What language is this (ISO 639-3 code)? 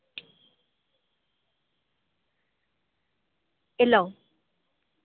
doi